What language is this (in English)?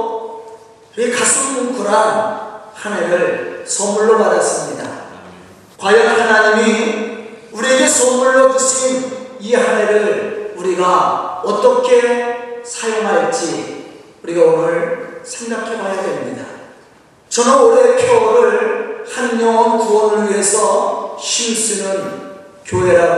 Korean